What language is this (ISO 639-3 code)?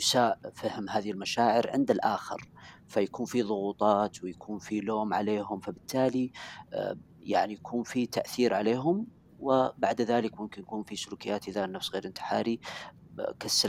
ara